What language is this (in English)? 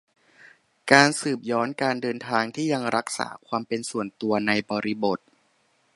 Thai